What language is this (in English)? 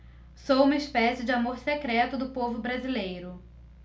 Portuguese